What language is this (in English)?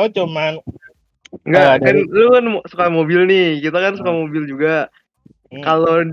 Indonesian